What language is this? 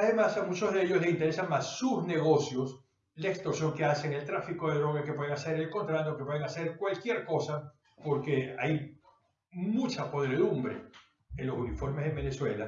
Spanish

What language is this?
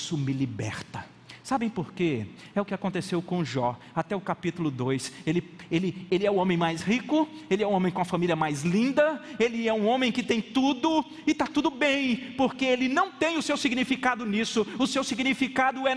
Portuguese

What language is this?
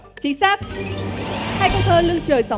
Vietnamese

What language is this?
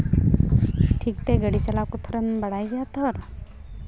Santali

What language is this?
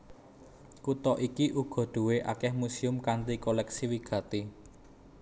Javanese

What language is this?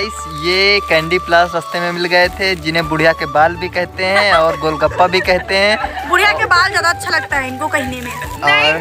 Hindi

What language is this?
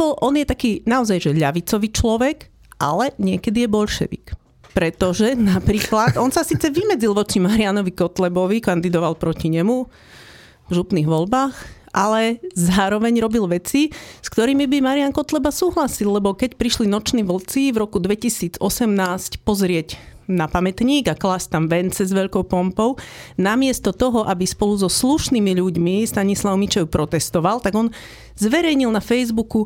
Slovak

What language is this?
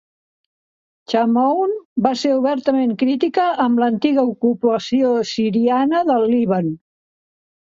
Catalan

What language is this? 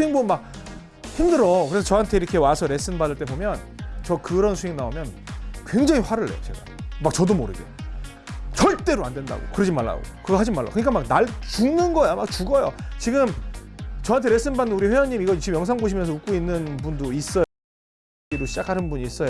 Korean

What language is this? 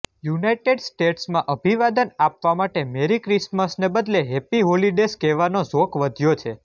Gujarati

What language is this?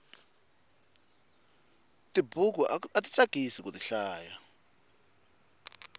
Tsonga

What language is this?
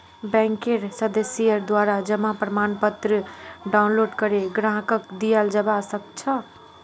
Magahi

